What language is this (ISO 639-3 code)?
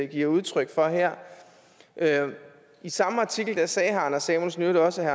dan